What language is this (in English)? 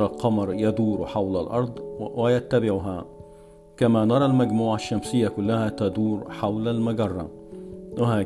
Arabic